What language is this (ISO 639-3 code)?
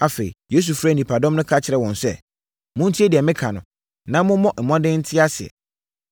aka